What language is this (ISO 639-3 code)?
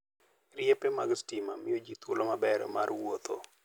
luo